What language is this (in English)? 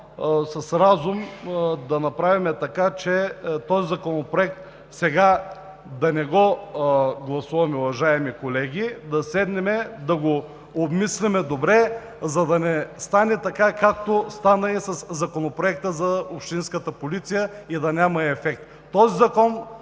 Bulgarian